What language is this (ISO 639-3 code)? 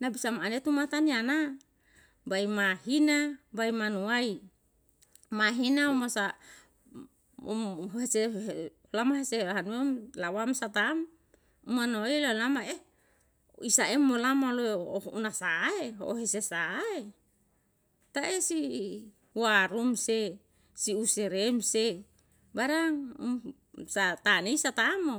jal